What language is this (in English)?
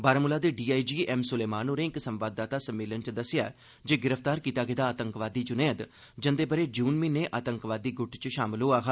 Dogri